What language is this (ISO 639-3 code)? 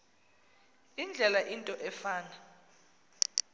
xho